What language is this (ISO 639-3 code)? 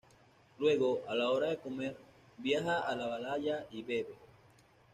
spa